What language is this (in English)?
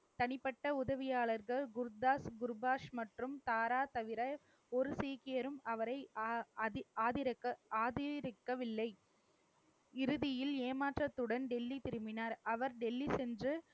Tamil